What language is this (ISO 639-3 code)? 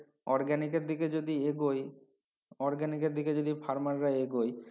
ben